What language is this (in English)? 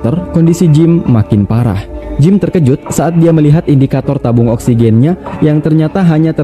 Indonesian